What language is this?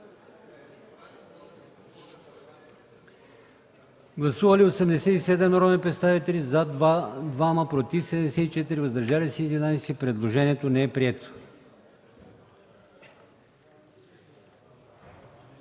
Bulgarian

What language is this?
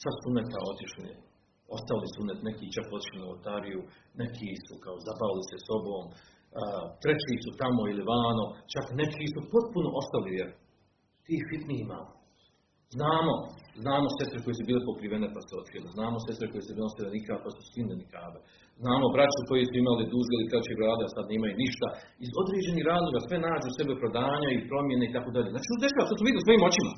Croatian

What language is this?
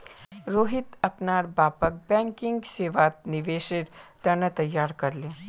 Magahi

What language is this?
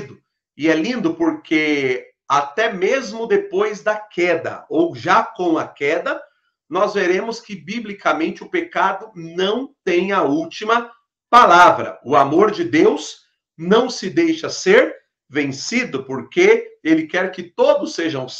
Portuguese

